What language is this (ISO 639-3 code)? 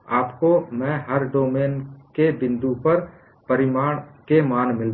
hin